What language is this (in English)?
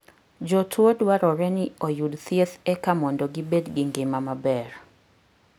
Luo (Kenya and Tanzania)